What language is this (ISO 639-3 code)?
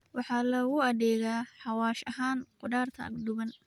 som